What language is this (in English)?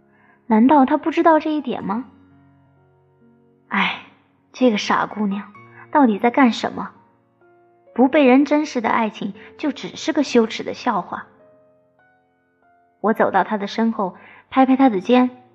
Chinese